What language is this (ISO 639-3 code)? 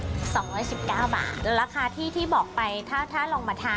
tha